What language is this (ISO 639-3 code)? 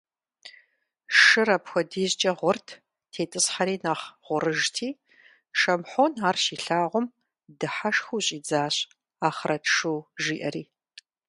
kbd